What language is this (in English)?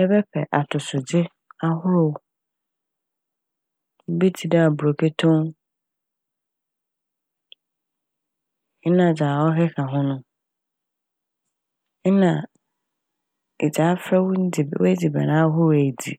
Akan